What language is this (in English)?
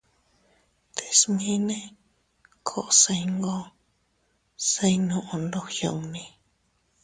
Teutila Cuicatec